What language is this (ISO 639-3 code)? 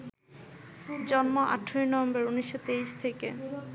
ben